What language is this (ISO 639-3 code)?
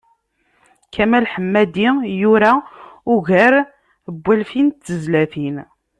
kab